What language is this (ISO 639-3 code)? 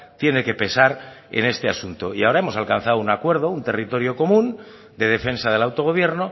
spa